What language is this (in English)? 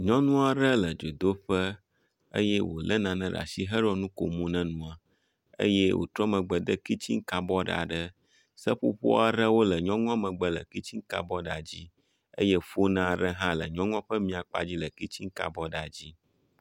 Ewe